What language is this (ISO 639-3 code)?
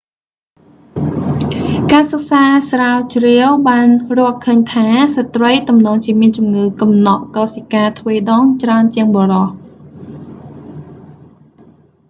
khm